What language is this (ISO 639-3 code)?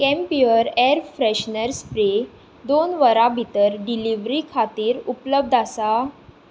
kok